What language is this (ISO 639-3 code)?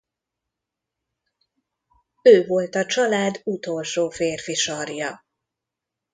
hun